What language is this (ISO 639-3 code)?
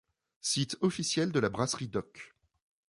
fra